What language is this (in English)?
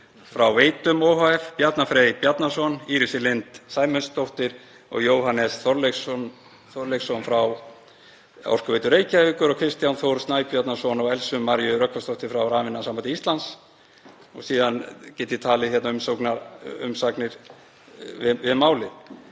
Icelandic